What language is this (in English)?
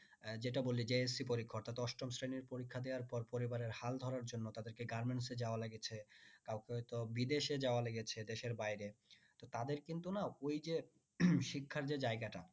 Bangla